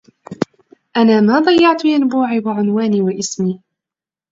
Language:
Arabic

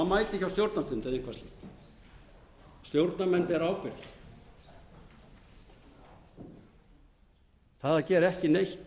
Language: Icelandic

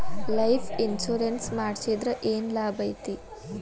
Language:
Kannada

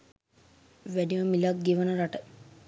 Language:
Sinhala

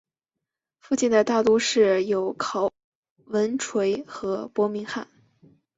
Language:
Chinese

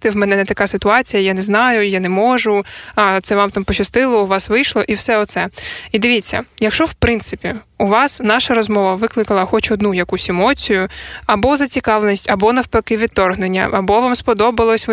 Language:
Ukrainian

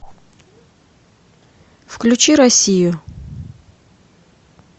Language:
Russian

